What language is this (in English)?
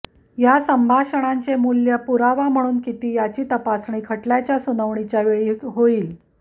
Marathi